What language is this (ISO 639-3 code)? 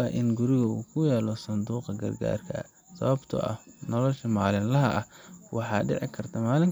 som